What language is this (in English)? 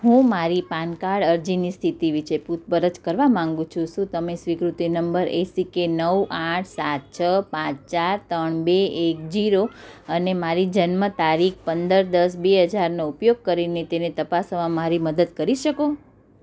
Gujarati